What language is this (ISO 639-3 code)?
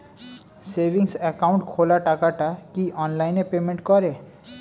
ben